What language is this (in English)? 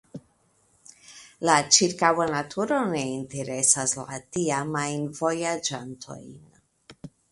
Esperanto